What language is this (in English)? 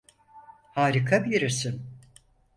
Turkish